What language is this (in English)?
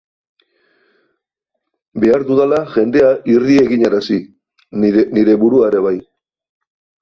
Basque